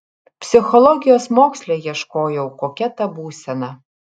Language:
Lithuanian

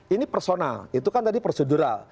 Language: Indonesian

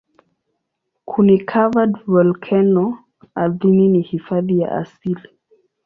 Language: Swahili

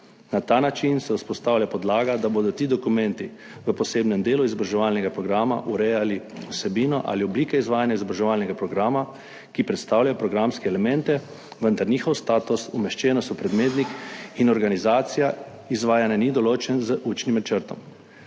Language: Slovenian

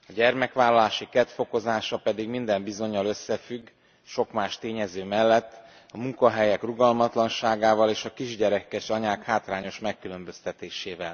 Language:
Hungarian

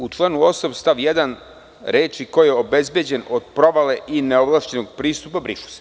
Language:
Serbian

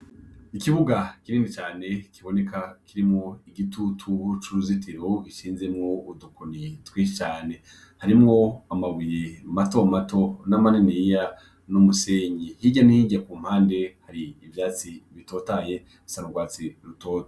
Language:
Rundi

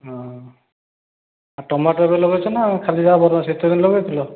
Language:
Odia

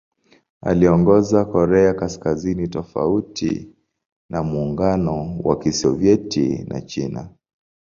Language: Swahili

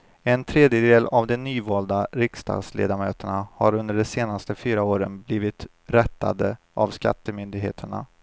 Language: Swedish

